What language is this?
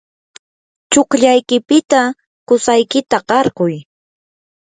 Yanahuanca Pasco Quechua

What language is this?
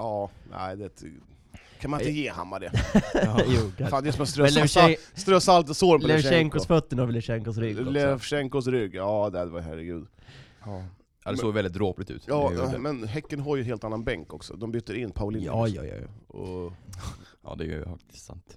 Swedish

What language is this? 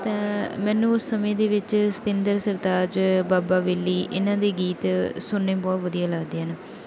Punjabi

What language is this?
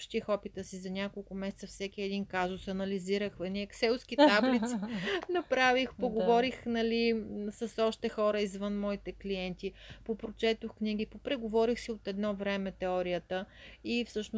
Bulgarian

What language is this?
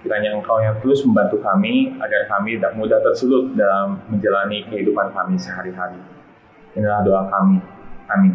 Indonesian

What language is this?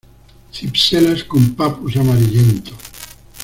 Spanish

